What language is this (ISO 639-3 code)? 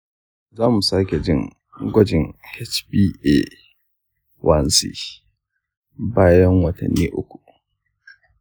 hau